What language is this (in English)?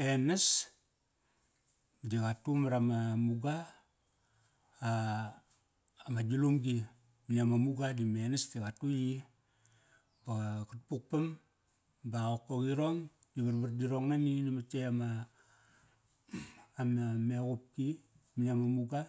Kairak